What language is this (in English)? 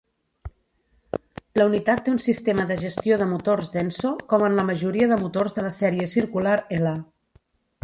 Catalan